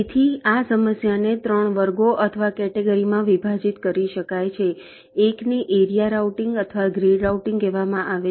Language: Gujarati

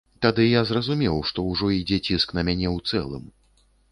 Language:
Belarusian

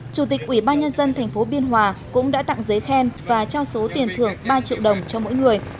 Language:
Vietnamese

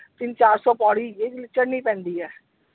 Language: Punjabi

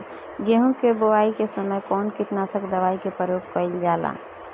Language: Bhojpuri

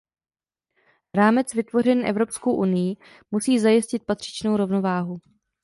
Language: Czech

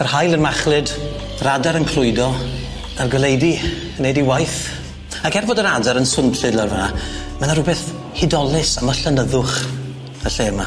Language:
Welsh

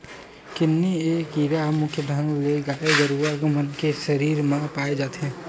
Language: Chhattisgarhi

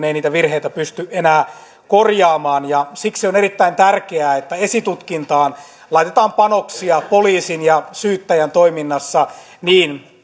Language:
Finnish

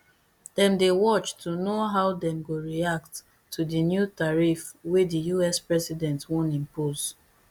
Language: Nigerian Pidgin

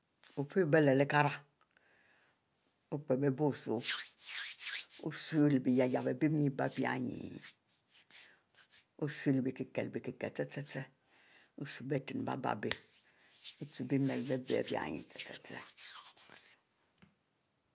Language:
Mbe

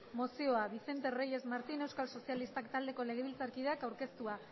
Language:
Basque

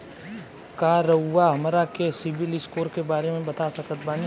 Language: Bhojpuri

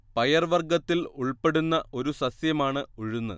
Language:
Malayalam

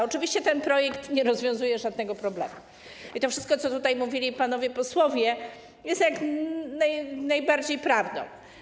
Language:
Polish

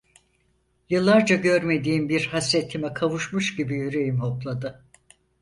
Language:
Turkish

